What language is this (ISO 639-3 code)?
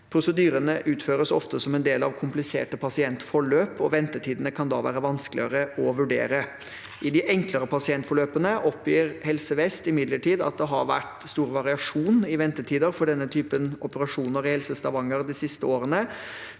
nor